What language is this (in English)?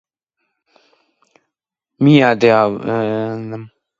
Georgian